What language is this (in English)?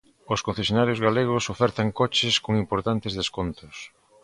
Galician